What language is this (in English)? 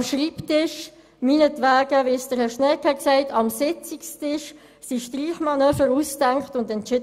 Swiss German